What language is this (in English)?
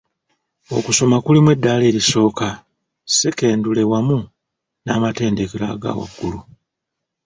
Ganda